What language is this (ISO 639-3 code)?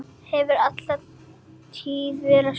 isl